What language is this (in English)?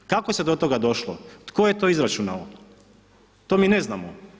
Croatian